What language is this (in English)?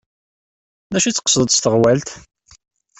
Kabyle